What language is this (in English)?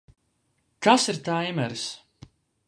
Latvian